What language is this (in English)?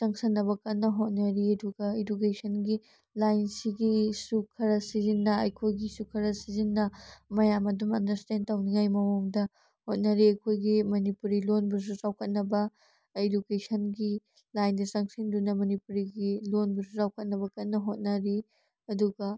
Manipuri